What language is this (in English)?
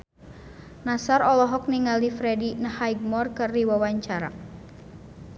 Sundanese